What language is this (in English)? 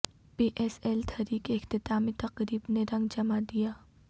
Urdu